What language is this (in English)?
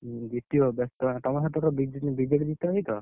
Odia